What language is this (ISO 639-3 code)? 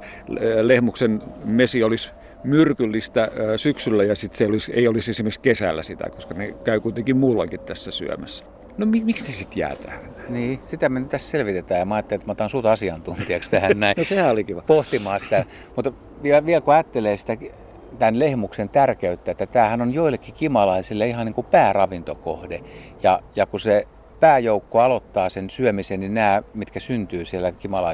fin